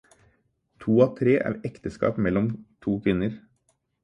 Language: Norwegian Bokmål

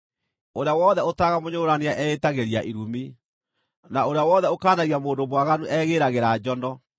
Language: Kikuyu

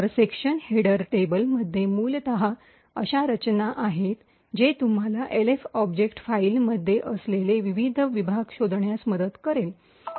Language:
Marathi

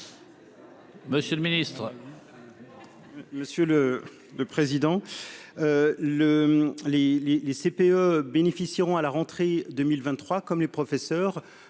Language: French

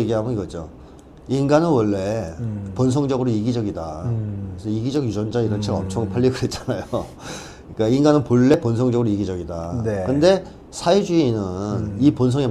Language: Korean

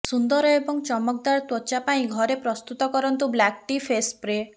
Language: Odia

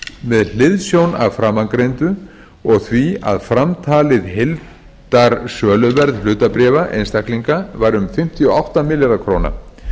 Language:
Icelandic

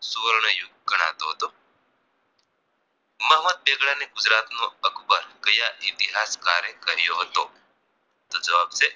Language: Gujarati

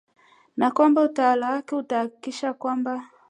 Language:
Swahili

